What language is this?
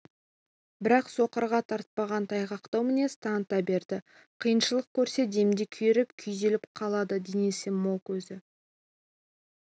Kazakh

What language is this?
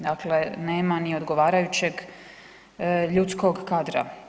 Croatian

